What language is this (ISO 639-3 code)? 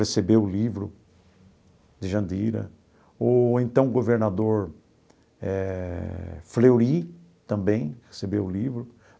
por